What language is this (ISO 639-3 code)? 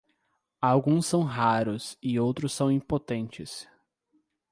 por